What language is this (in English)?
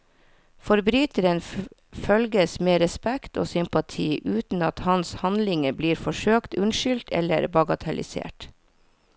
Norwegian